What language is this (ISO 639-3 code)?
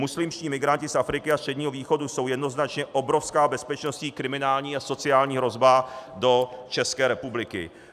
ces